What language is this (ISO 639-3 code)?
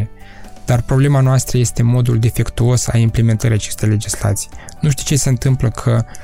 ron